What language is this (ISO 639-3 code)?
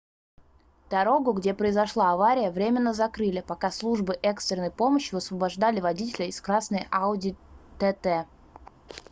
rus